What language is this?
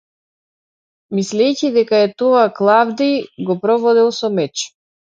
Macedonian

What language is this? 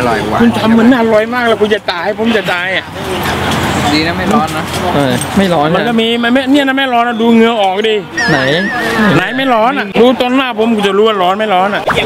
Thai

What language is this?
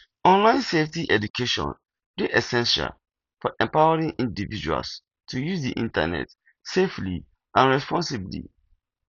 Nigerian Pidgin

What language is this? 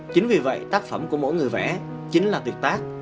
Vietnamese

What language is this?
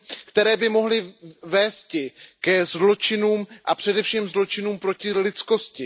Czech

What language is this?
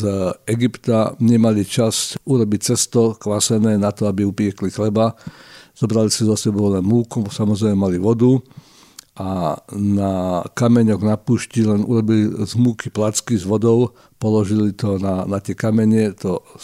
Slovak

